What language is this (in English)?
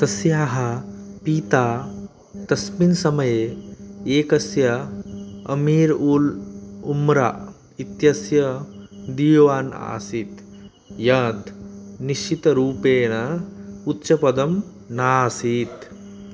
Sanskrit